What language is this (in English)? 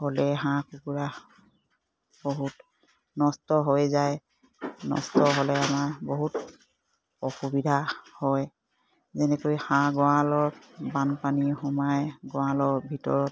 Assamese